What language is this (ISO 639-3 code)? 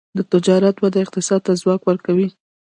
pus